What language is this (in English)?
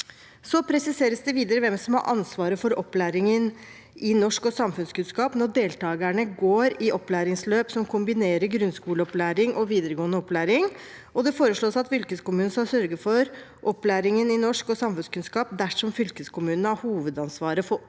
Norwegian